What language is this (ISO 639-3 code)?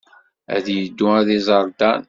kab